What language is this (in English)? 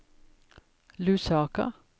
Norwegian